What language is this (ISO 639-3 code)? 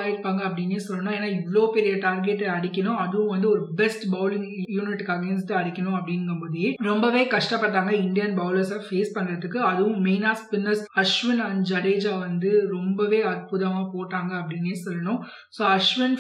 tam